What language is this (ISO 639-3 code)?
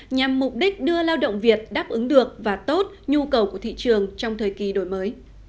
vie